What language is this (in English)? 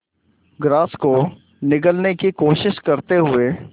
Hindi